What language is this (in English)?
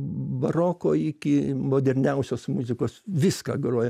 Lithuanian